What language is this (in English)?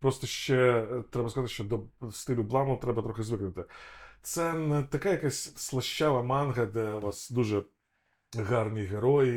Ukrainian